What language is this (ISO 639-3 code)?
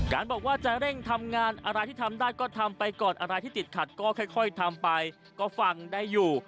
tha